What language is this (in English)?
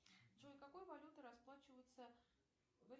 Russian